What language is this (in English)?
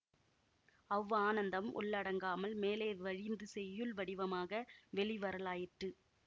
Tamil